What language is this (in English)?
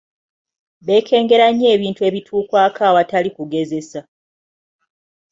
Ganda